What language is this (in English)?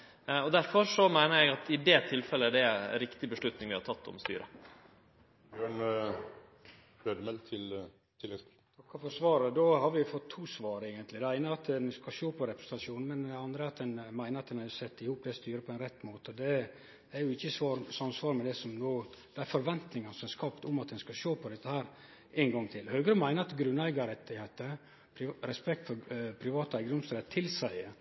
Norwegian Nynorsk